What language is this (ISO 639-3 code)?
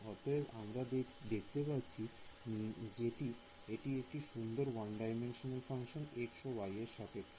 ben